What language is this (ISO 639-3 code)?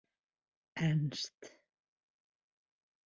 isl